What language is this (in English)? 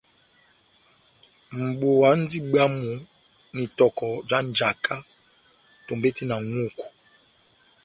Batanga